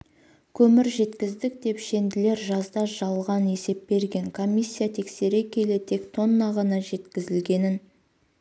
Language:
Kazakh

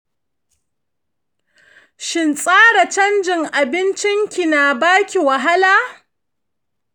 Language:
Hausa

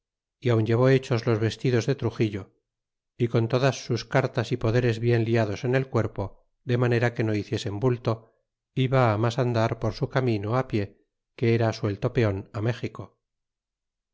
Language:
Spanish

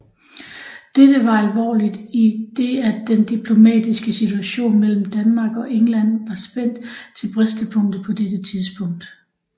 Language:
Danish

